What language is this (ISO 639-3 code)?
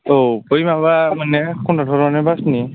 brx